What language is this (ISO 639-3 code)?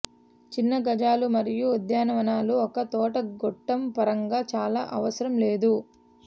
tel